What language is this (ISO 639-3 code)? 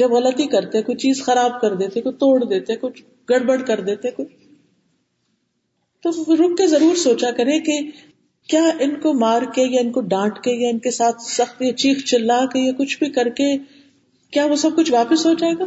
urd